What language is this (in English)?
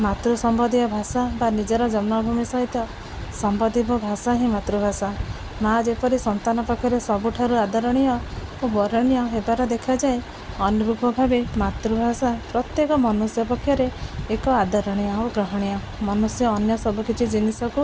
Odia